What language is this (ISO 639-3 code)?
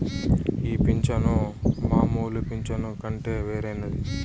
tel